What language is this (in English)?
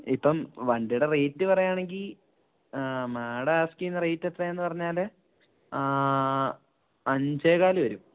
Malayalam